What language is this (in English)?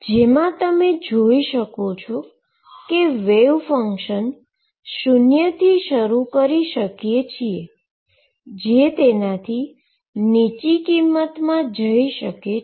Gujarati